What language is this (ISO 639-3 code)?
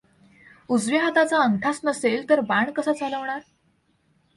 mar